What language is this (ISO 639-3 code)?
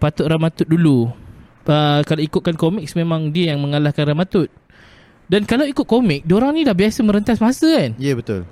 msa